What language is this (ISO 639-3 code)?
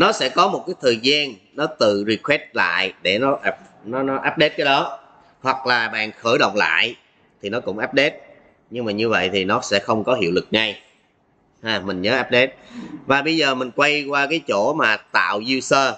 vie